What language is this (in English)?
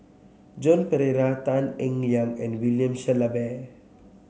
English